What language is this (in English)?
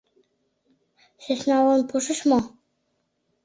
Mari